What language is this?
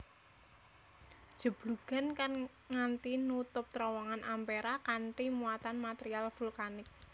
Javanese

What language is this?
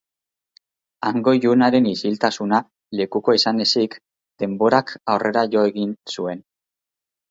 Basque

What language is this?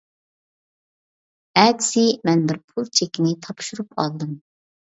Uyghur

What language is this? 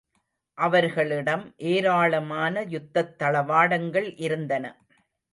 Tamil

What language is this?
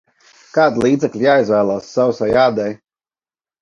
Latvian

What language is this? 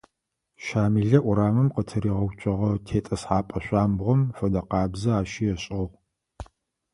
Adyghe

